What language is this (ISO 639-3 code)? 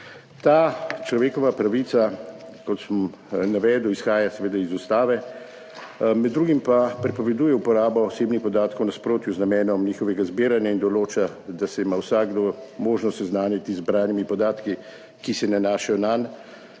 slv